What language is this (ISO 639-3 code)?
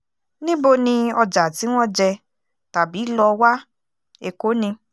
yor